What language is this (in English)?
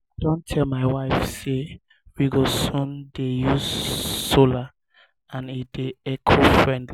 Nigerian Pidgin